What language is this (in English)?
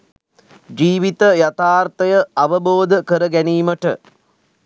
Sinhala